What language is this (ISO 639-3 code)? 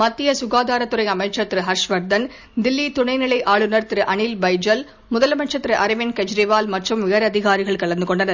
tam